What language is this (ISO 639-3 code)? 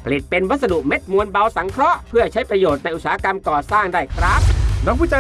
tha